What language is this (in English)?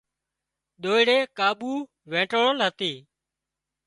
Wadiyara Koli